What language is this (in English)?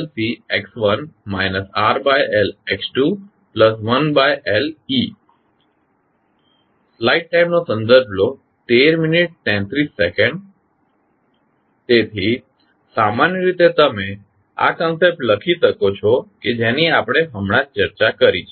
Gujarati